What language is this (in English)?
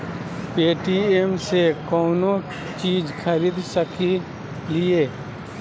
Magahi